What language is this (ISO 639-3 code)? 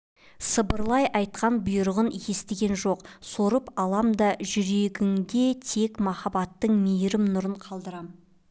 kaz